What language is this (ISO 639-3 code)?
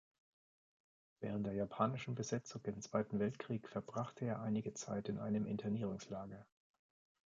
deu